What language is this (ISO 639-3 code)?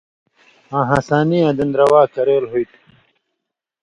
mvy